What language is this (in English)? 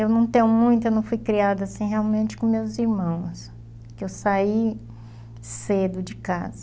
Portuguese